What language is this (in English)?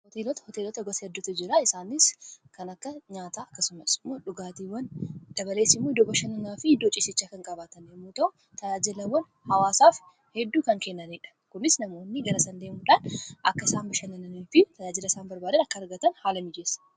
Oromo